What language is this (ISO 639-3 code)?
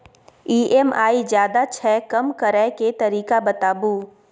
mai